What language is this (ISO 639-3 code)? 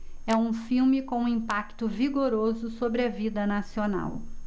por